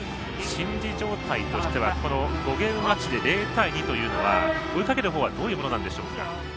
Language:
Japanese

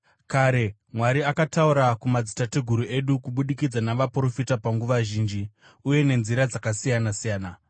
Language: Shona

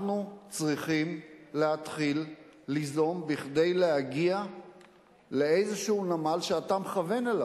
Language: Hebrew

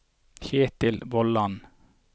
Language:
Norwegian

